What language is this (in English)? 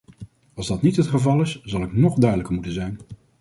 Dutch